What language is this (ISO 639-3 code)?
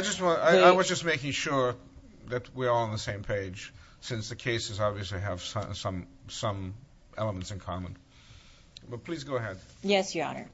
eng